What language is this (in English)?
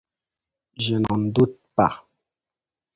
French